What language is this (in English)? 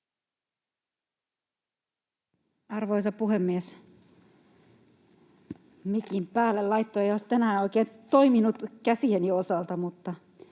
Finnish